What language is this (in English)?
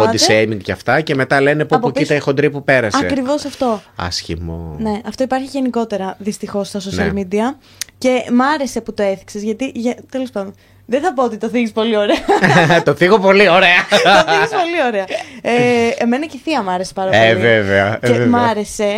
Greek